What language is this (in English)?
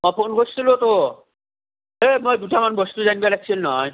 Assamese